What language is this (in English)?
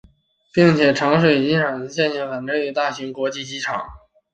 Chinese